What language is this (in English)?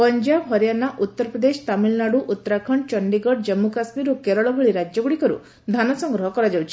Odia